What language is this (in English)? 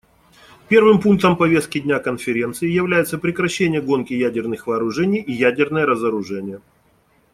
Russian